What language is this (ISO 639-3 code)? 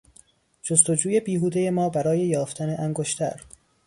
fas